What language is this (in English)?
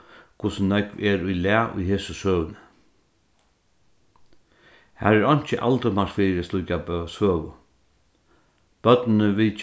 Faroese